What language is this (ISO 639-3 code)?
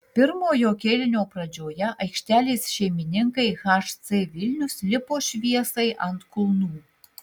lit